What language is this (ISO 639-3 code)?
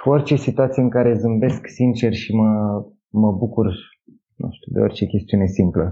ron